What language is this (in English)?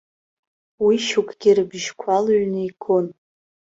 Abkhazian